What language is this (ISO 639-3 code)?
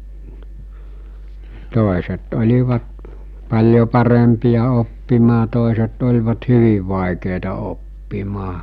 fin